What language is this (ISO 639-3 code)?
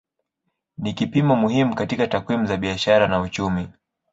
swa